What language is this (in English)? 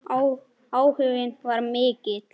Icelandic